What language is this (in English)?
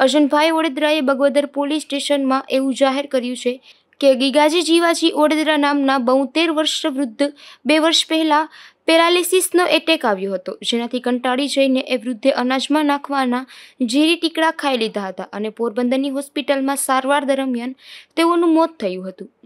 Romanian